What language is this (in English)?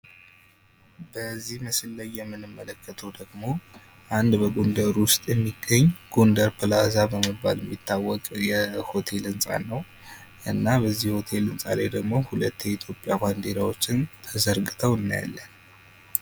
Amharic